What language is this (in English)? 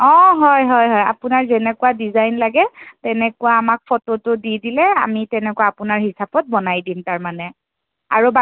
Assamese